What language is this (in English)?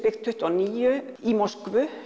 Icelandic